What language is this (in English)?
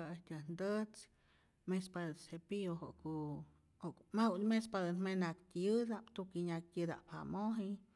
Rayón Zoque